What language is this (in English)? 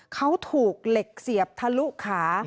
Thai